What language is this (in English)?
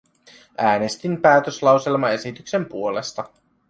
Finnish